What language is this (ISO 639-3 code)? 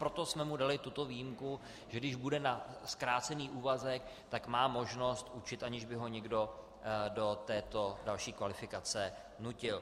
ces